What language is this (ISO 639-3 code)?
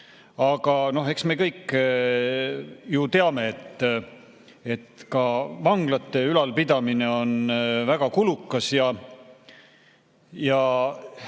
est